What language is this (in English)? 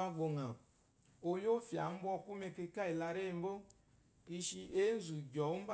Eloyi